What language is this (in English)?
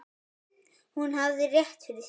Icelandic